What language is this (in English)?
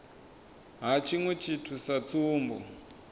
Venda